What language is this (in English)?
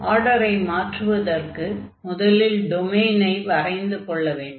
Tamil